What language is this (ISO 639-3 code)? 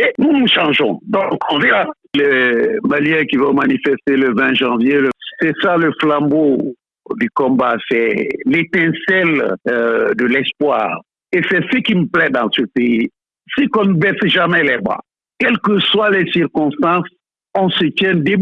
fra